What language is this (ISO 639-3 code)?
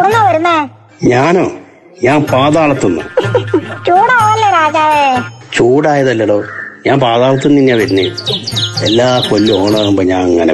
vie